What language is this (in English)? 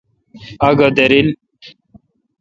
Kalkoti